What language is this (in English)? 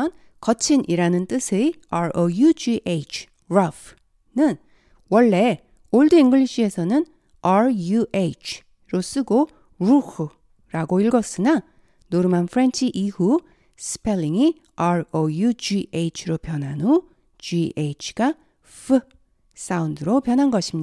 Korean